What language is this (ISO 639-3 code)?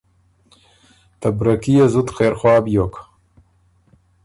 oru